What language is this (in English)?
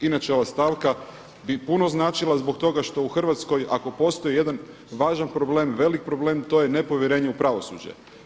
Croatian